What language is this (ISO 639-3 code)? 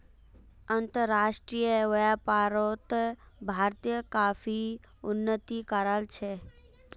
mag